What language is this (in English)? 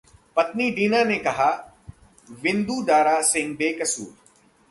Hindi